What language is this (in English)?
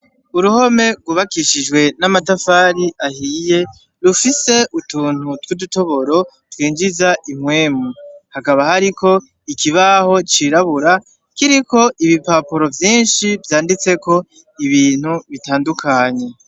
Rundi